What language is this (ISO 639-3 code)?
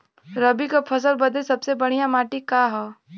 bho